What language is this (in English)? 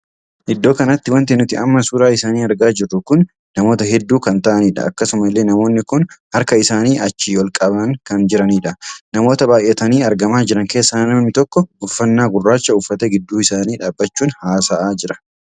Oromo